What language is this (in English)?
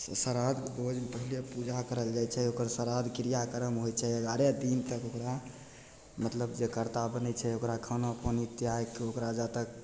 Maithili